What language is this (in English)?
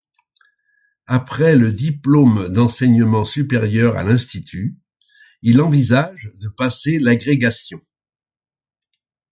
French